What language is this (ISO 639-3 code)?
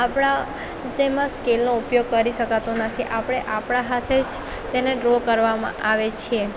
guj